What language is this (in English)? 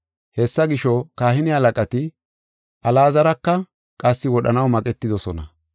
Gofa